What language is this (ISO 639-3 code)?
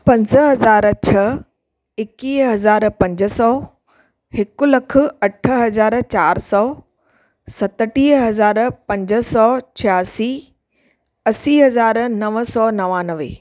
snd